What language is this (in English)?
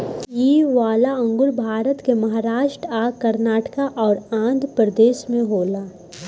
Bhojpuri